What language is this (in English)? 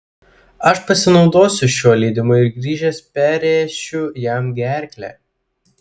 Lithuanian